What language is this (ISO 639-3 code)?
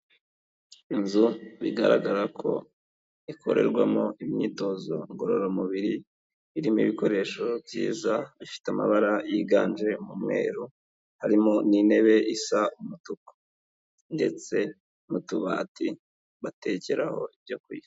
kin